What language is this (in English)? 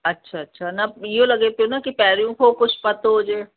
Sindhi